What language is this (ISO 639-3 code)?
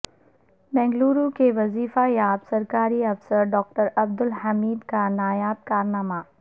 urd